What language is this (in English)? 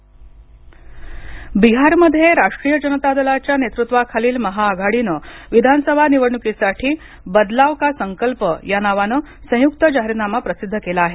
Marathi